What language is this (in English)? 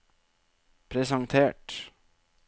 Norwegian